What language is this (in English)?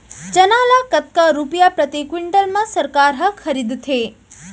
Chhattisgarhi